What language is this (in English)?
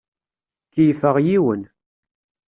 Kabyle